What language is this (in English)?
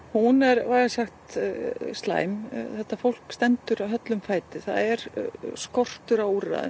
Icelandic